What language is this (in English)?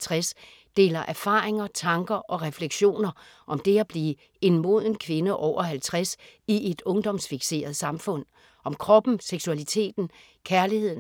Danish